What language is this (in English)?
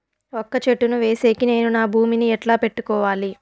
Telugu